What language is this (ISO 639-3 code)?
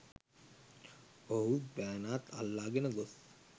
sin